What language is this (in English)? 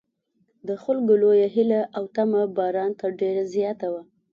Pashto